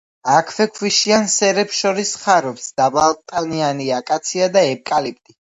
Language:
Georgian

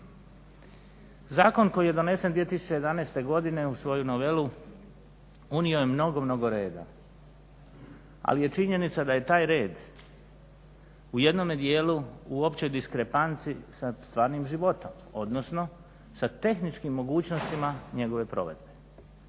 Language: Croatian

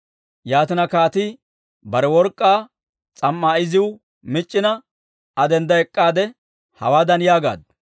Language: Dawro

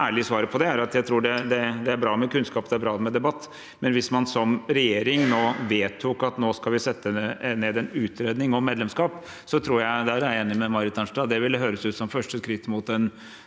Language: Norwegian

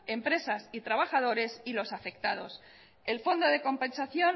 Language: Spanish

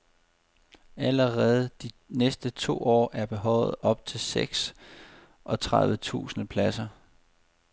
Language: Danish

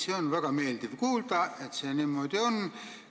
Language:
Estonian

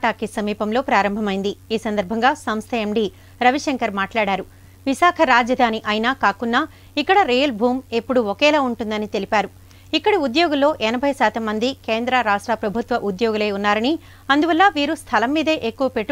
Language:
English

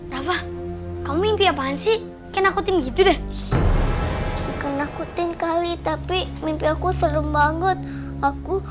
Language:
Indonesian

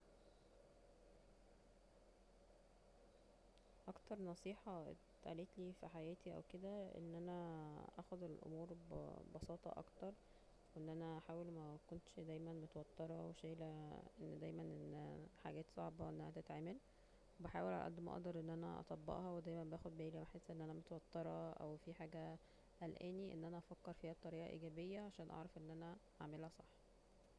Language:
Egyptian Arabic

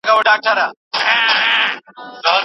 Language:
Pashto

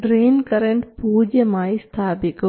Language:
Malayalam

